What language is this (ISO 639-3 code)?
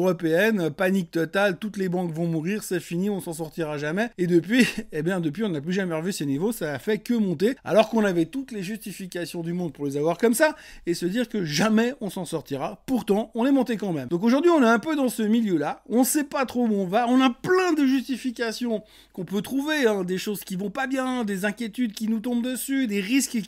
fra